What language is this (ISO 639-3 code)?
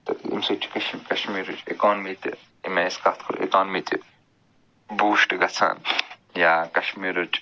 kas